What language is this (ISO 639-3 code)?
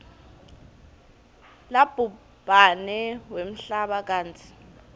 ssw